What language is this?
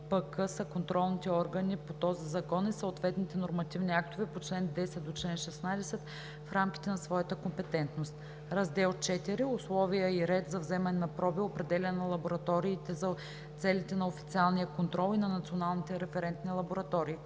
Bulgarian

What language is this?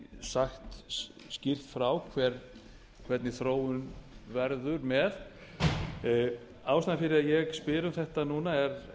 Icelandic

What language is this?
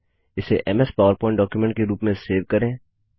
Hindi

